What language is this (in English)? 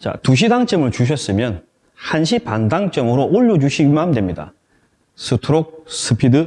Korean